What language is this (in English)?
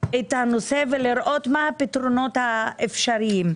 Hebrew